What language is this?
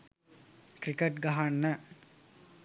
Sinhala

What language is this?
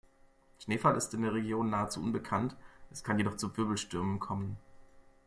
German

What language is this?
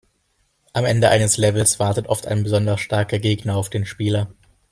German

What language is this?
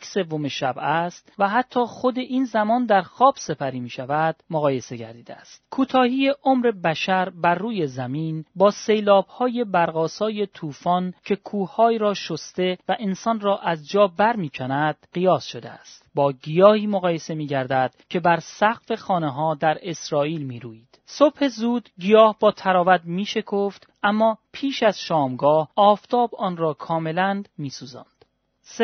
Persian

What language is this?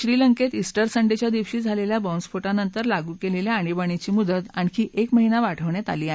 Marathi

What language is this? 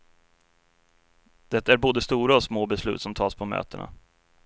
Swedish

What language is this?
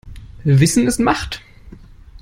German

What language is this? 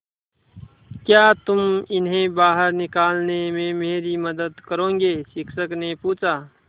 Hindi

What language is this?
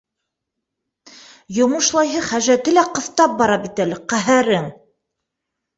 Bashkir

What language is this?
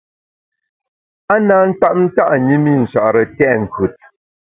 Bamun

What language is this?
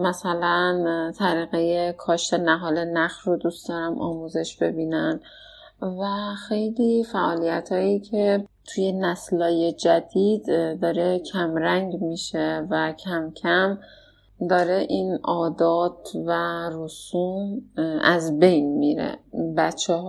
Persian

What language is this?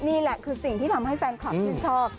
Thai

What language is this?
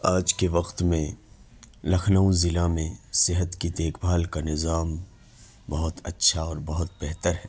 Urdu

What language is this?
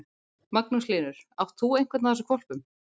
Icelandic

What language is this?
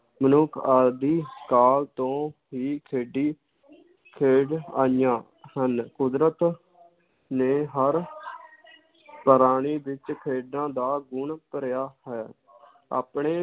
Punjabi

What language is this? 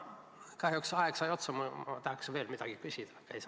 Estonian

